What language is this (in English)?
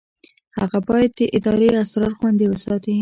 Pashto